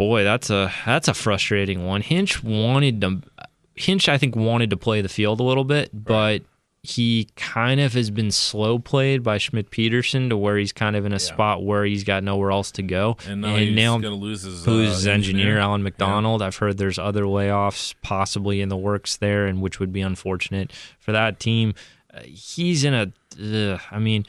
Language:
English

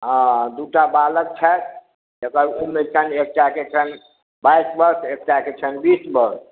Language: Maithili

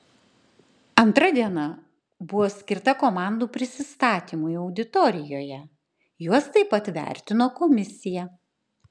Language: Lithuanian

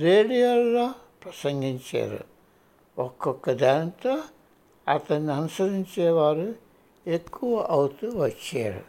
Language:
Telugu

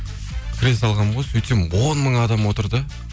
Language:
Kazakh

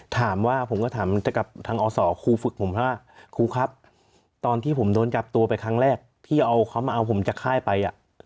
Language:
Thai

